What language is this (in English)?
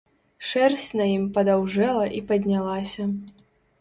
Belarusian